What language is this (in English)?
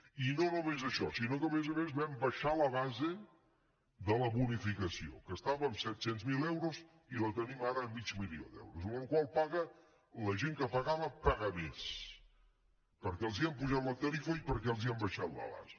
Catalan